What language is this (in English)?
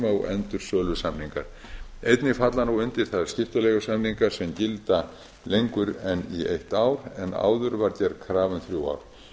Icelandic